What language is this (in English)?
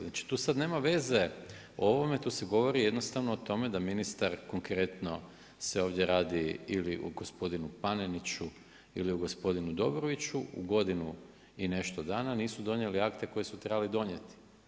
Croatian